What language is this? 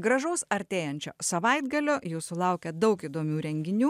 Lithuanian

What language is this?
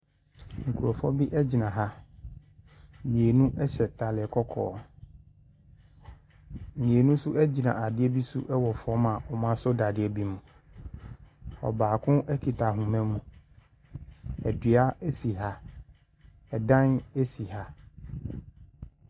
Akan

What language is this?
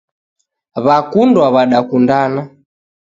Taita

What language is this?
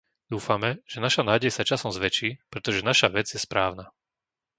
Slovak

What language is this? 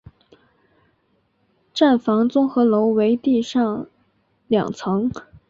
Chinese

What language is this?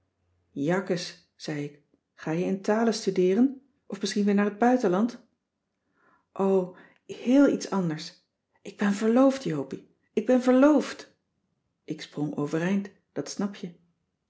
Dutch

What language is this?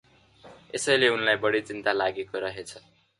Nepali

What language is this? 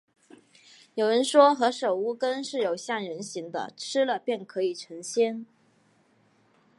Chinese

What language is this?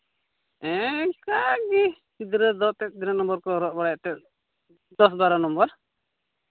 Santali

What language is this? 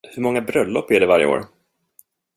Swedish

